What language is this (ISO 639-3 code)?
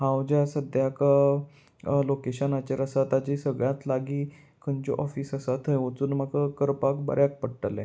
kok